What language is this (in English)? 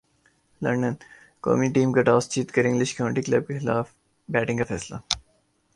Urdu